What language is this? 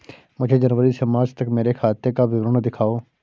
Hindi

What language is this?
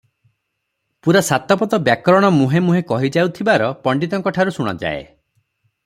Odia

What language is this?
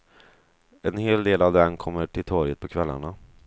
Swedish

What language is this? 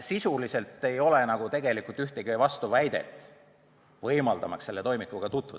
Estonian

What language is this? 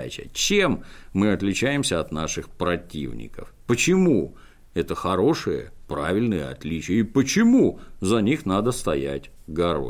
Russian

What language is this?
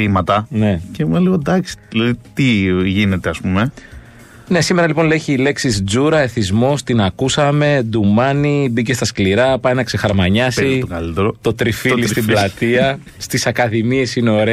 Greek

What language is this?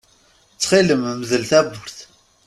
Kabyle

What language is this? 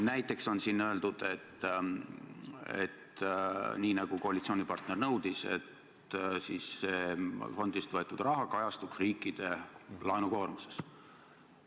Estonian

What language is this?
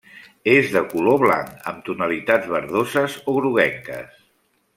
Catalan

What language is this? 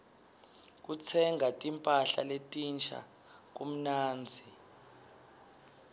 Swati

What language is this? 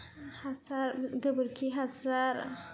Bodo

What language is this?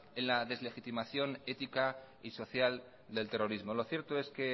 Spanish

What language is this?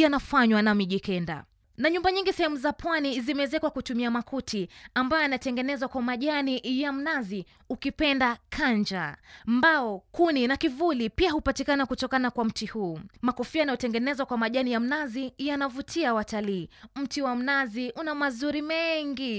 Swahili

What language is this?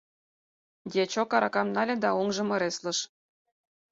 Mari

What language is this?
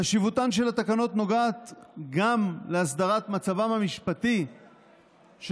Hebrew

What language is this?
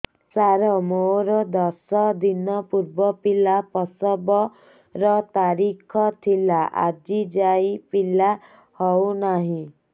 Odia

